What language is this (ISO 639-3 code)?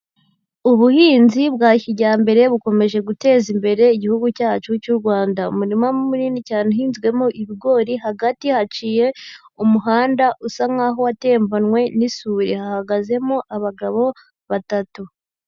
kin